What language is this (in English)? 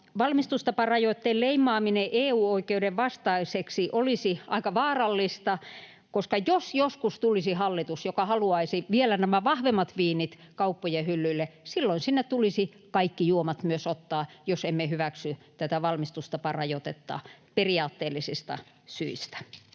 Finnish